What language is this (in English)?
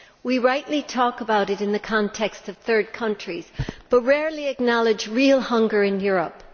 English